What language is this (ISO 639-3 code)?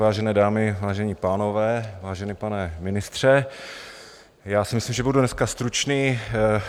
ces